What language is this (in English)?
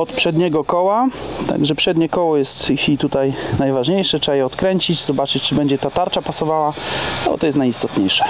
Polish